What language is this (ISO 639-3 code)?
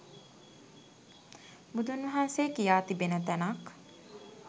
sin